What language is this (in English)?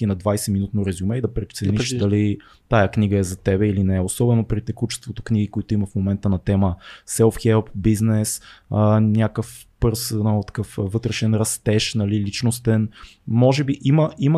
Bulgarian